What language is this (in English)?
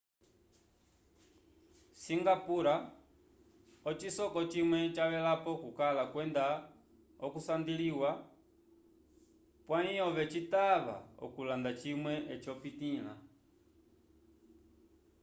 Umbundu